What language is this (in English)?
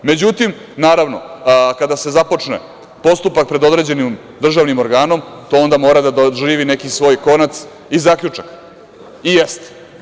Serbian